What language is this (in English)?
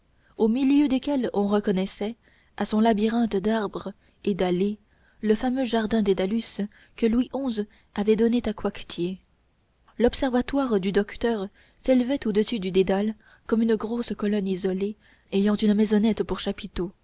French